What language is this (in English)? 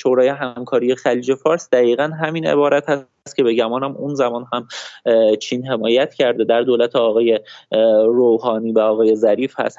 Persian